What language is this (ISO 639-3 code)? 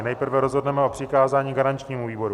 ces